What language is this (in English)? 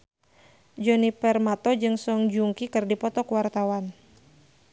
Sundanese